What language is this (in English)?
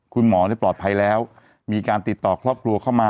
Thai